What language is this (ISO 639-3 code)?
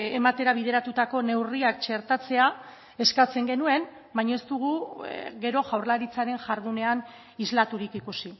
eus